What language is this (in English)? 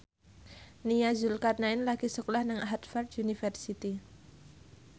Javanese